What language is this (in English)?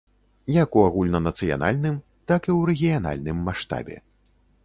Belarusian